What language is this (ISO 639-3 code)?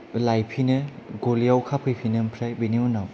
brx